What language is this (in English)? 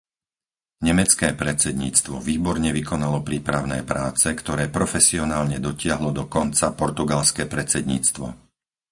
Slovak